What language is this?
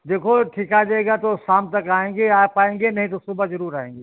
Hindi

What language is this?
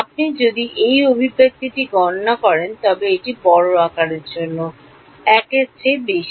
Bangla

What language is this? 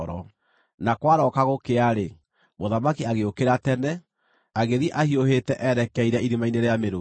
Kikuyu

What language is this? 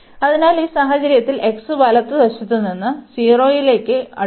Malayalam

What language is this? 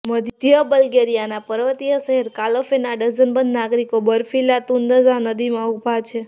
Gujarati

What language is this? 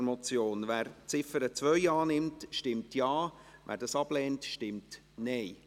Swiss German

